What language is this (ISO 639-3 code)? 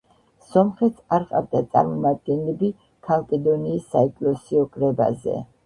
kat